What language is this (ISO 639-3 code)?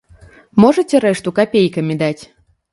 bel